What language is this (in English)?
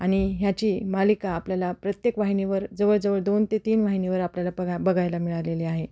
Marathi